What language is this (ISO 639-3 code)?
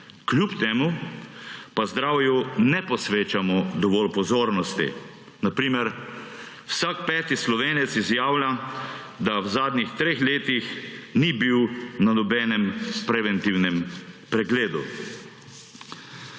slv